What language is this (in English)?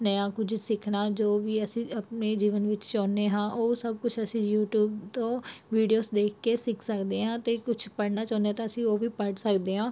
Punjabi